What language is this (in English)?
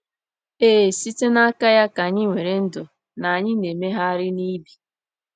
Igbo